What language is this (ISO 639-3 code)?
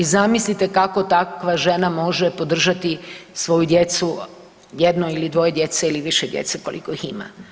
hrv